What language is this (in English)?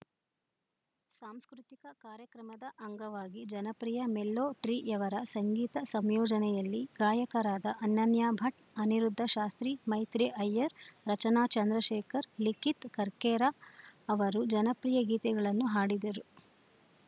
Kannada